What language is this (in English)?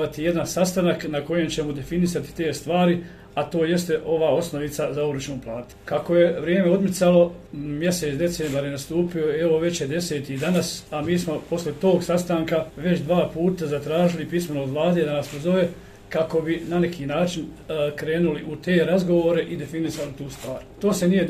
Croatian